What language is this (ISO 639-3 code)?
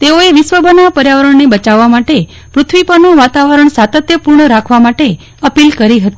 guj